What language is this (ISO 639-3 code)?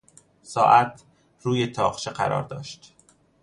fas